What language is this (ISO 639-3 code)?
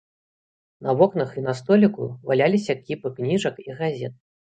bel